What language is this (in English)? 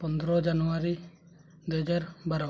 Odia